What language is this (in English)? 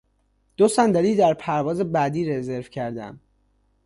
Persian